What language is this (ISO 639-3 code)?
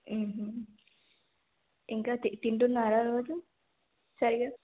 tel